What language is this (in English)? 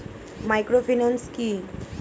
Bangla